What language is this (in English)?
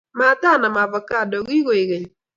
Kalenjin